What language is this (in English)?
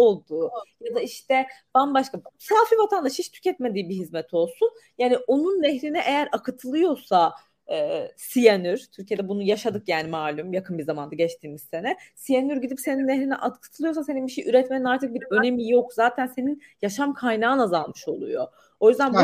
Turkish